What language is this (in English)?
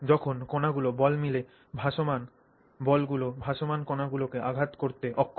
Bangla